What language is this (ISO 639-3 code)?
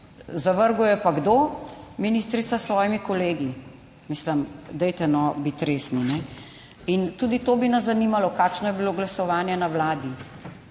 slv